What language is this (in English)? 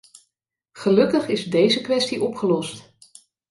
Dutch